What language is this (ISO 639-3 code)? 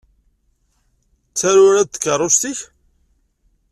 kab